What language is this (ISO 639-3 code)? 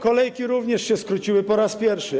pol